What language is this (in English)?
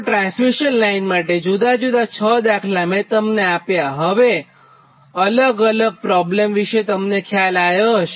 Gujarati